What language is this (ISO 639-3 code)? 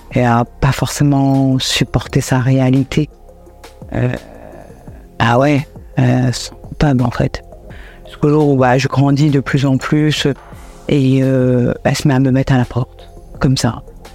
fra